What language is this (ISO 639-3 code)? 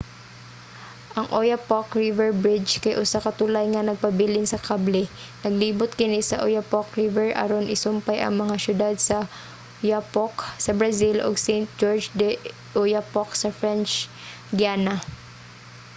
ceb